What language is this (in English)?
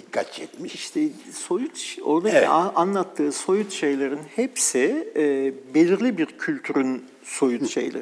Turkish